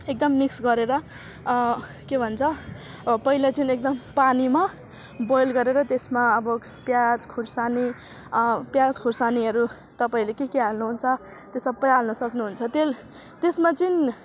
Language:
Nepali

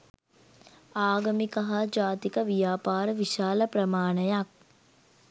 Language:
Sinhala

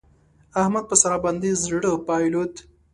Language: Pashto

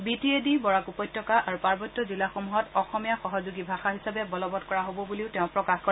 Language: Assamese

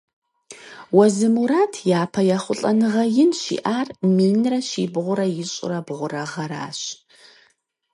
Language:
Kabardian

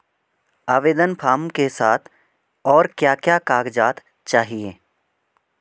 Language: Hindi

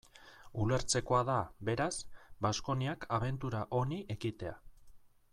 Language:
Basque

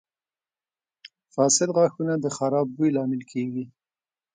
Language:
Pashto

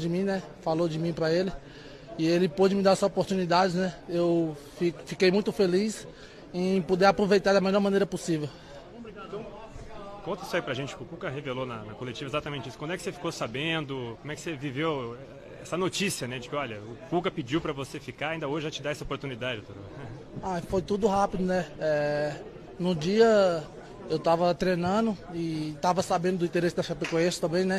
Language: Portuguese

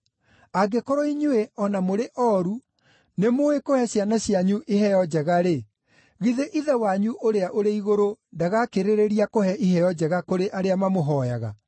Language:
Kikuyu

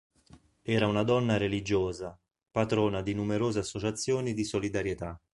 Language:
Italian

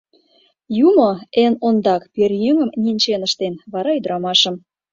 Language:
Mari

